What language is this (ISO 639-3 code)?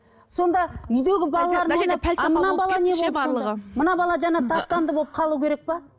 kaz